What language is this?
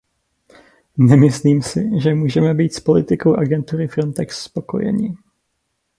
Czech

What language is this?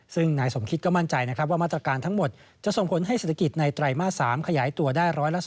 Thai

